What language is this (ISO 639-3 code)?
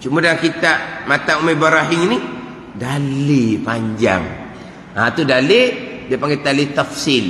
msa